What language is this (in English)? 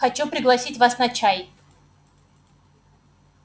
Russian